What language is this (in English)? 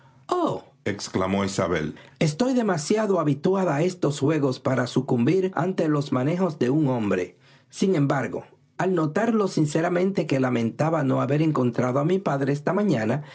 Spanish